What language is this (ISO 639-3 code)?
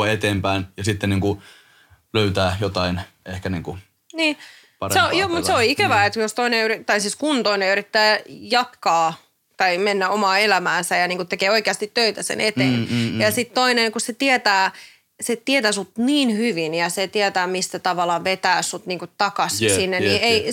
fin